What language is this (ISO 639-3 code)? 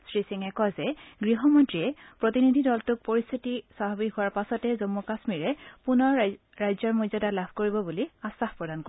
asm